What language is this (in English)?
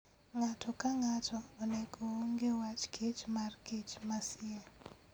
Luo (Kenya and Tanzania)